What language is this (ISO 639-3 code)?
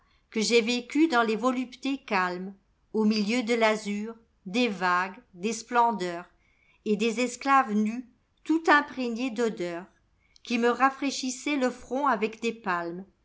fra